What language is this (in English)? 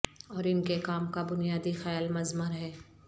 Urdu